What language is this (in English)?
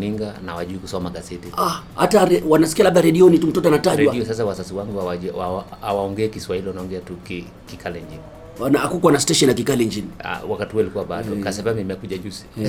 Swahili